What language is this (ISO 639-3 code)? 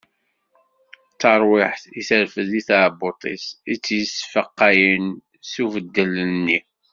kab